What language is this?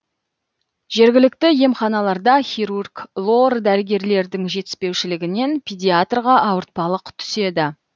Kazakh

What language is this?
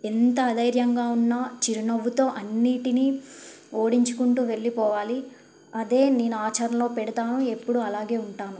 Telugu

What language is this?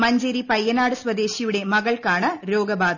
Malayalam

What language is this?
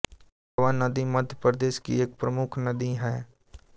Hindi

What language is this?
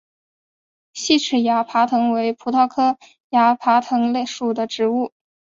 Chinese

